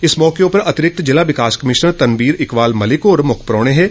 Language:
Dogri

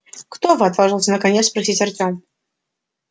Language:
Russian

